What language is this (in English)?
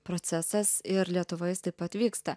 Lithuanian